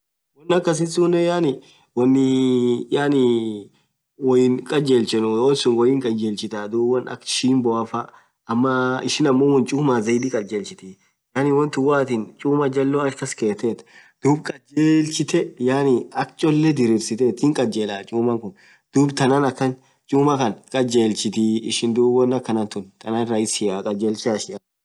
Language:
Orma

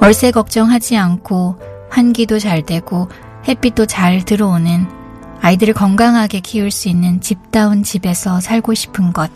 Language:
Korean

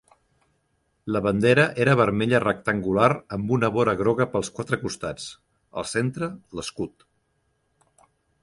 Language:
Catalan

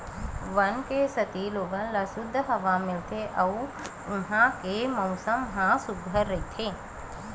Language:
Chhattisgarhi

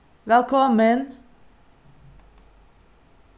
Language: Faroese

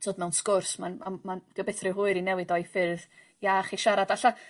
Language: Welsh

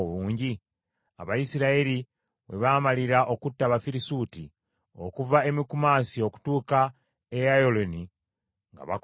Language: Ganda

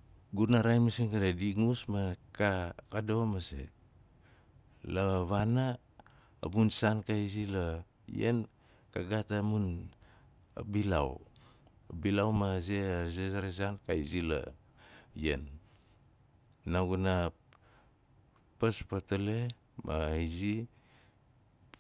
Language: Nalik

